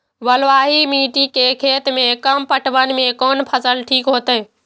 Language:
Maithili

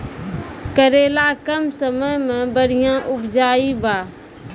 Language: Maithili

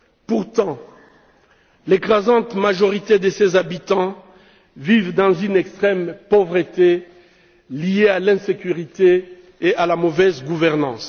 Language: French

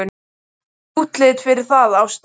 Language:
Icelandic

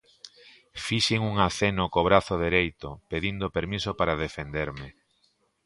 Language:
Galician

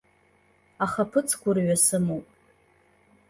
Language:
Abkhazian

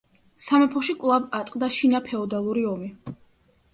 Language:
Georgian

